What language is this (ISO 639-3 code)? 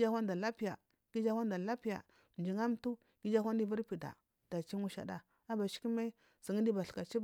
mfm